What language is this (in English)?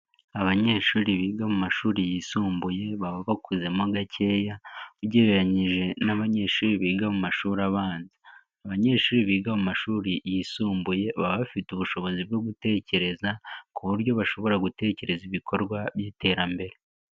Kinyarwanda